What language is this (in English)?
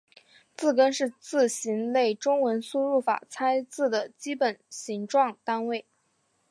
Chinese